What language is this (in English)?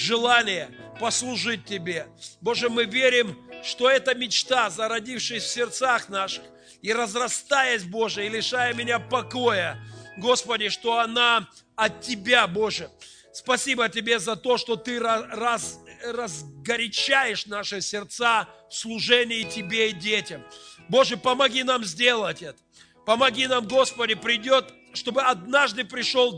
Russian